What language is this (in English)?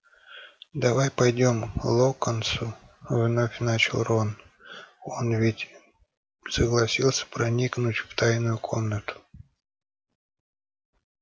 Russian